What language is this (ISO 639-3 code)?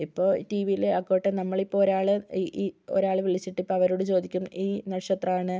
mal